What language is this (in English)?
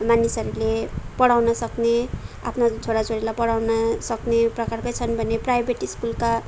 Nepali